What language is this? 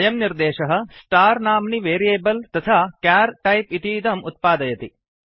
Sanskrit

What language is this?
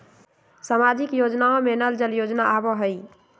Magahi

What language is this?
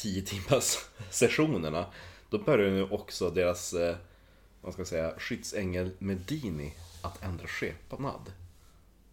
Swedish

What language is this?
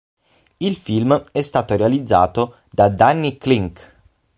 Italian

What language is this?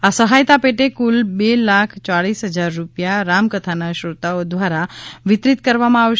Gujarati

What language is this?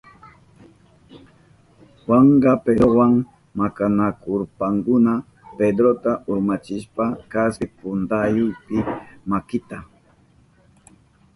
Southern Pastaza Quechua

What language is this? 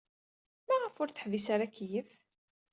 Kabyle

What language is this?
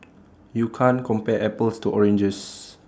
English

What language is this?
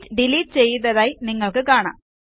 Malayalam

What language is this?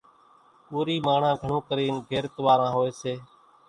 Kachi Koli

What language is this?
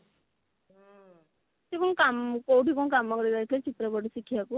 Odia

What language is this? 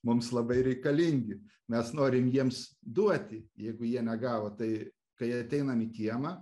Lithuanian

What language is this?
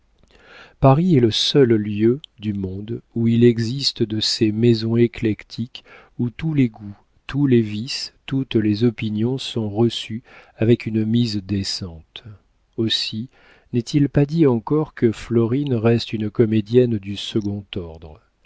French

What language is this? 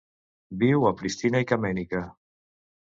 Catalan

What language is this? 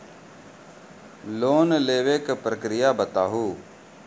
Maithili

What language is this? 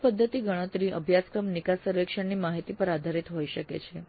Gujarati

